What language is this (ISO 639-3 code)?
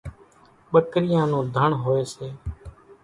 gjk